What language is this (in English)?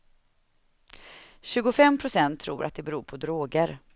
Swedish